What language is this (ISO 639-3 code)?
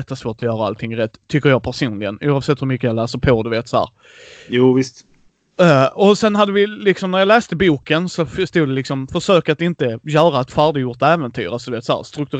swe